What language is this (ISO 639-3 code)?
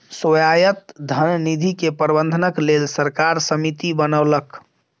mai